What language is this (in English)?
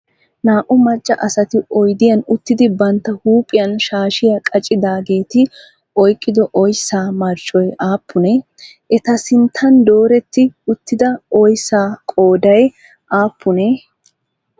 Wolaytta